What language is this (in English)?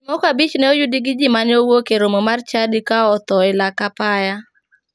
Luo (Kenya and Tanzania)